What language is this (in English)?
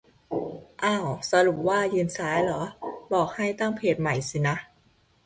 Thai